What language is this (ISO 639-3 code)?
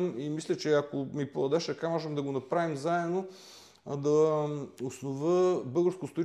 bul